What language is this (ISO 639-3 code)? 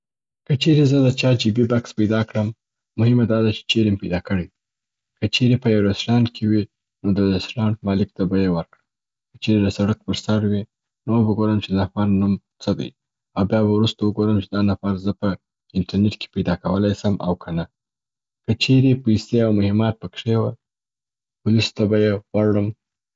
pbt